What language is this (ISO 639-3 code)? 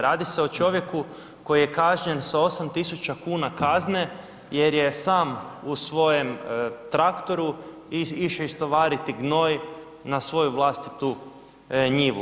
hrv